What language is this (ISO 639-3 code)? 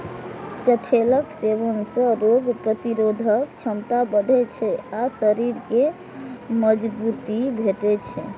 mai